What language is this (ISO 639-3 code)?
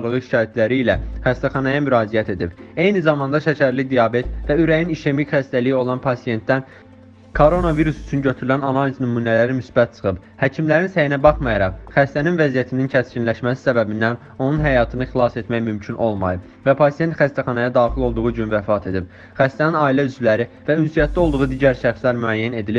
tur